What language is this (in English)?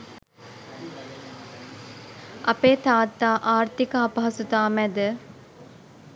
Sinhala